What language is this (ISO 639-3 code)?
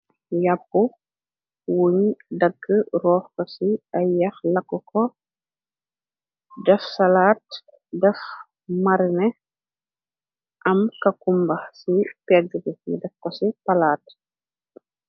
wol